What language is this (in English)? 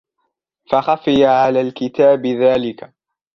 Arabic